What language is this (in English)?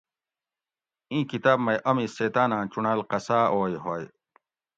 Gawri